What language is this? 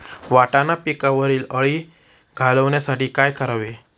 Marathi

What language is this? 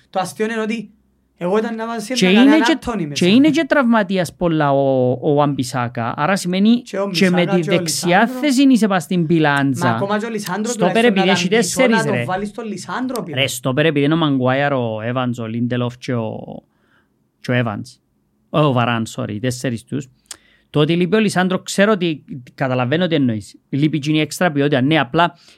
Greek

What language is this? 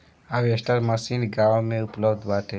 Bhojpuri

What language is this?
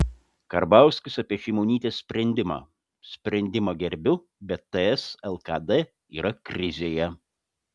Lithuanian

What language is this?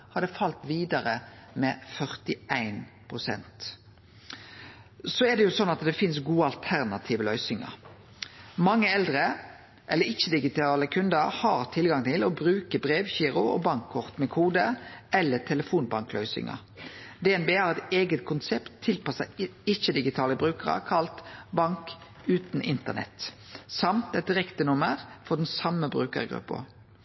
Norwegian Nynorsk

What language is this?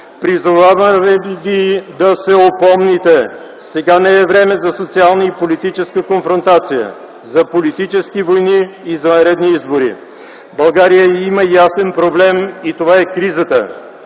Bulgarian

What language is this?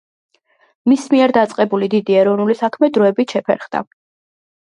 Georgian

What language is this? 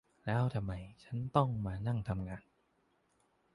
Thai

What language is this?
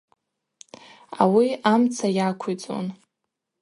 Abaza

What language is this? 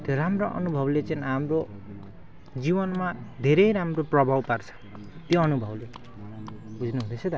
Nepali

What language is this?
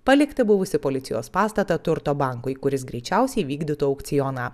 Lithuanian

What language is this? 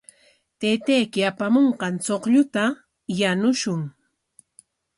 Corongo Ancash Quechua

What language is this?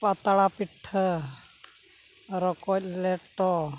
Santali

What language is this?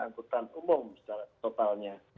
Indonesian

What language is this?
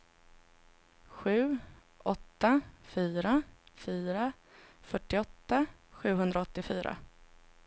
Swedish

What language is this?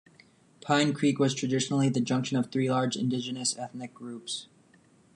English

